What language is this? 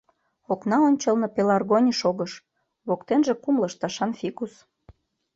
Mari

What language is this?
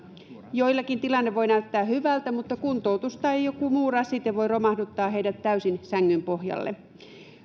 Finnish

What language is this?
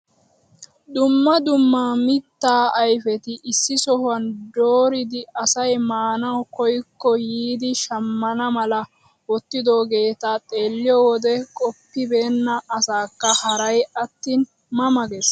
Wolaytta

